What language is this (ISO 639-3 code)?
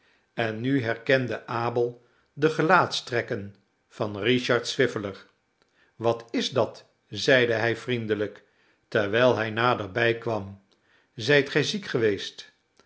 nld